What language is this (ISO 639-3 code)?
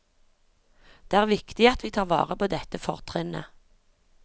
nor